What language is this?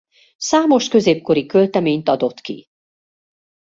Hungarian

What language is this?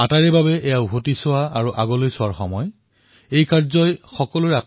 Assamese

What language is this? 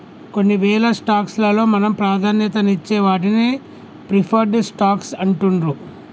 Telugu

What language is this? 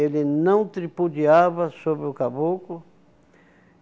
Portuguese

